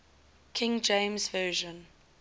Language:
English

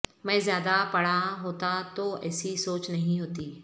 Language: Urdu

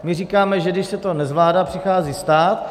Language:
Czech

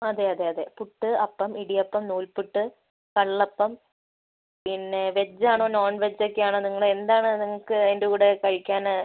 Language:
Malayalam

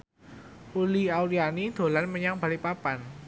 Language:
Javanese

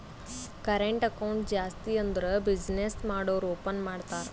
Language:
Kannada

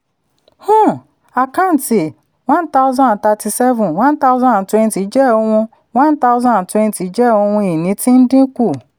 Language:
Yoruba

